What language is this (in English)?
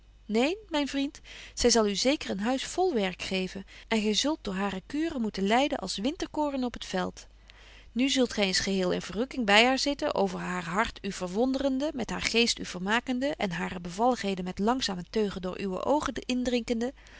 Dutch